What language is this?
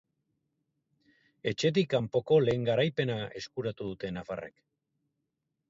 Basque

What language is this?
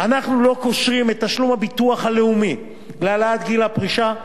Hebrew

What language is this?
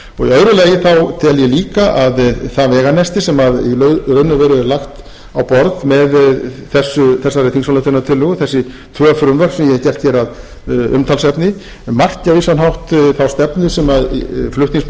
Icelandic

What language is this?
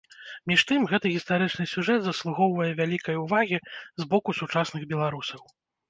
Belarusian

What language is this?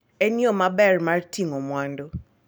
Luo (Kenya and Tanzania)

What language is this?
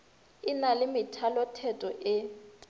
Northern Sotho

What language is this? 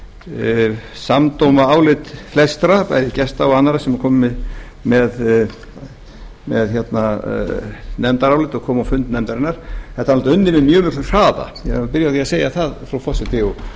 Icelandic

